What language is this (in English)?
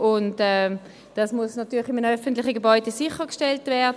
Swiss German